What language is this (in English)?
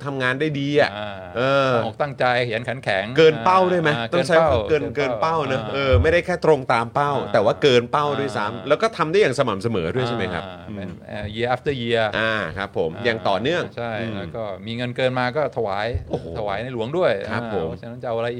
Thai